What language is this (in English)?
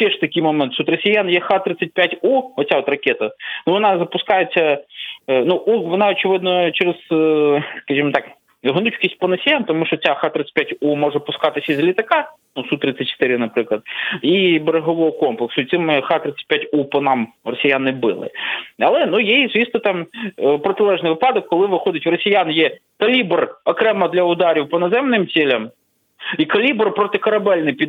Ukrainian